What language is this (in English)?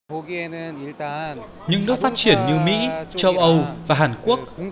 Vietnamese